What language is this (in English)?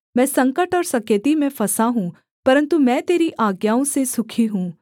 Hindi